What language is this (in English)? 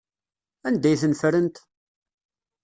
Kabyle